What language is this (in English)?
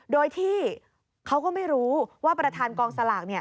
Thai